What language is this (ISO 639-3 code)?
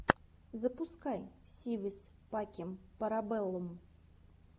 rus